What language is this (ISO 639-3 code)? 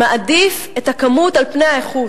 heb